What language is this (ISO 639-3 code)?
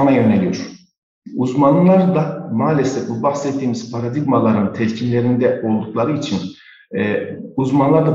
tur